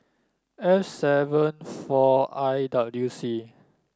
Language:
English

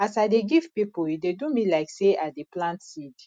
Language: Nigerian Pidgin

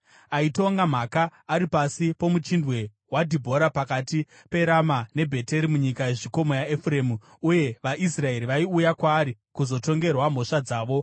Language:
Shona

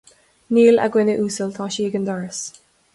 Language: Irish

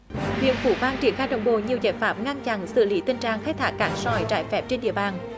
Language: Vietnamese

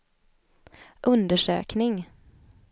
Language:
Swedish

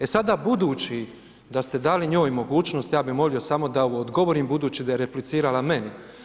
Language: Croatian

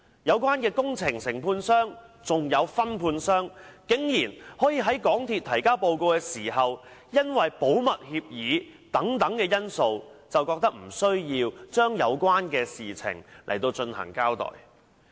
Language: Cantonese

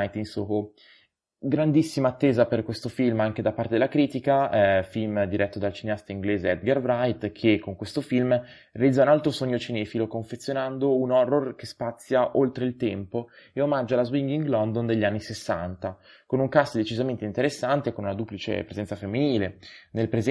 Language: Italian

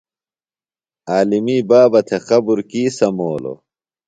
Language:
Phalura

